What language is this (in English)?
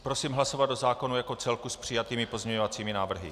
Czech